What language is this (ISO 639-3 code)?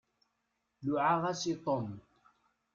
kab